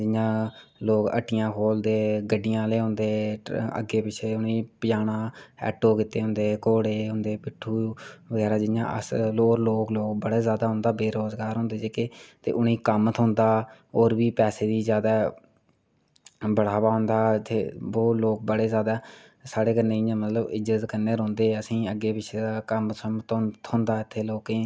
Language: Dogri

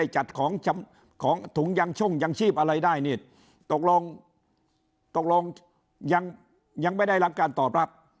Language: Thai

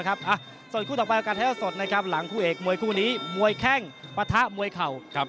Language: Thai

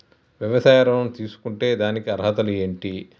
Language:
Telugu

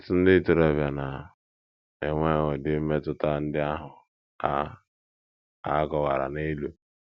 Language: Igbo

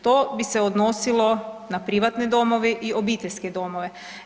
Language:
Croatian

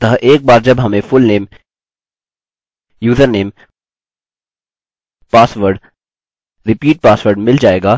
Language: Hindi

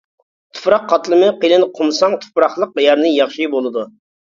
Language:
Uyghur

